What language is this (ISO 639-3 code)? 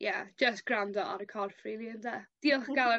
cym